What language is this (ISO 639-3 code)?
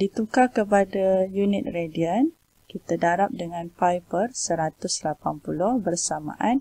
msa